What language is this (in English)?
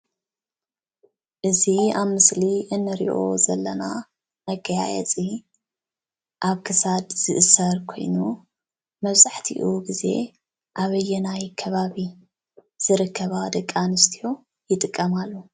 Tigrinya